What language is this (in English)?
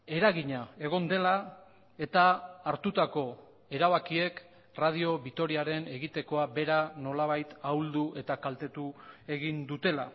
Basque